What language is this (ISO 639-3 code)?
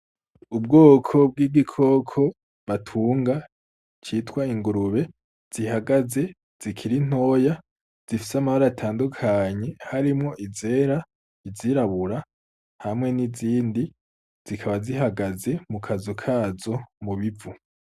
run